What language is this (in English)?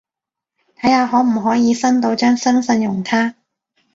Cantonese